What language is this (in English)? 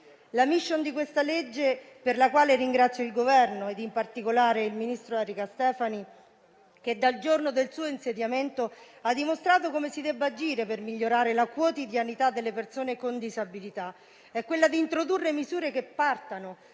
Italian